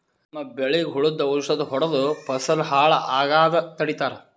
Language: Kannada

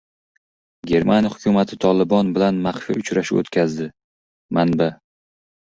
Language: Uzbek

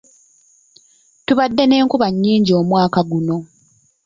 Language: Ganda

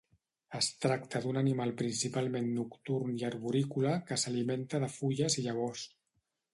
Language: Catalan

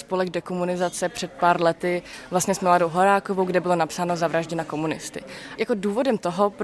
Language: Czech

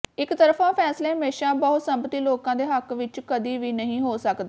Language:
Punjabi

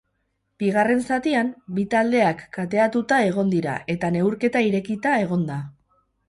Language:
Basque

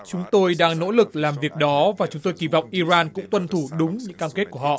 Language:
Vietnamese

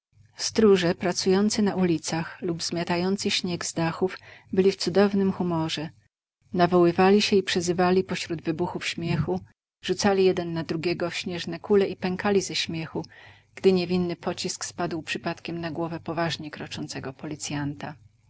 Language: Polish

